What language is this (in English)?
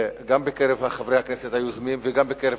Hebrew